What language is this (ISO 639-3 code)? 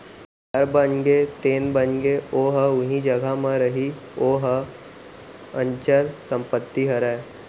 hne